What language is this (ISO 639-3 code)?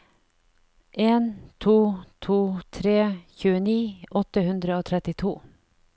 nor